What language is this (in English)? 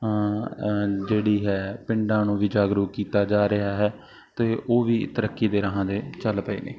Punjabi